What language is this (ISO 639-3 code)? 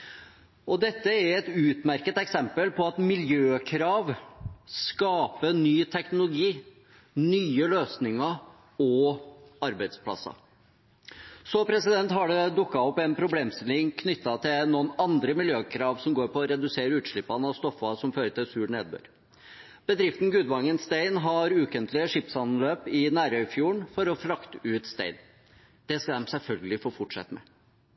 nob